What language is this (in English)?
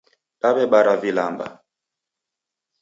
Taita